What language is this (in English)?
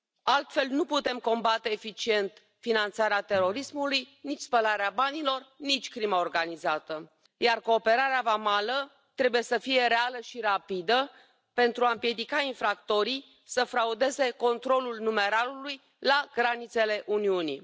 Romanian